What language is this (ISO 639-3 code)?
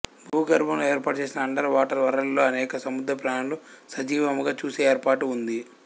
tel